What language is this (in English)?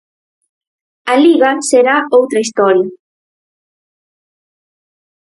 Galician